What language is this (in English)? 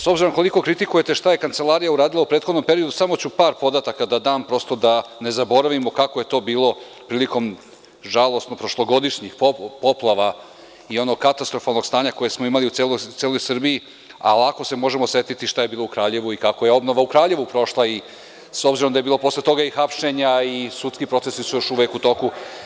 Serbian